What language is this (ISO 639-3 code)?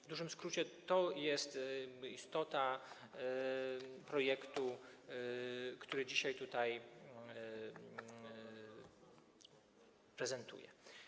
pol